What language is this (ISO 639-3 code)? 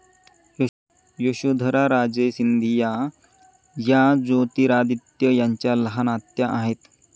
mar